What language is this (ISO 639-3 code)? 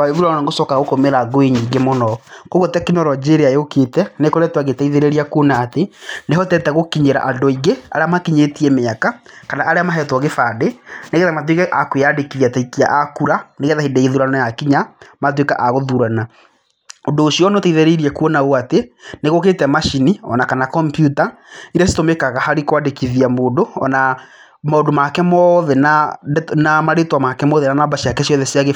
kik